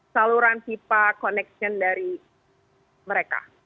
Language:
Indonesian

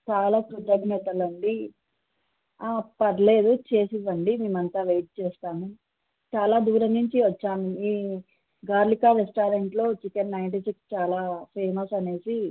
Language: Telugu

